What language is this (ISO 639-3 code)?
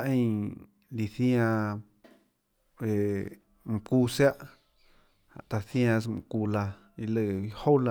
ctl